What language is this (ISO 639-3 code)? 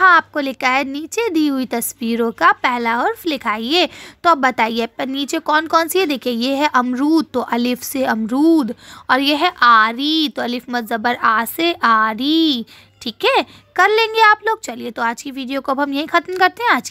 hin